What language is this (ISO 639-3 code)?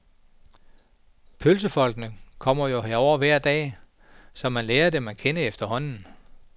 dan